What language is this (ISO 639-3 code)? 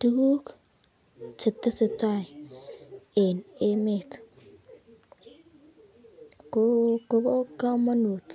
kln